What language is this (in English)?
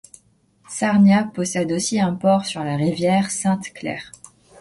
French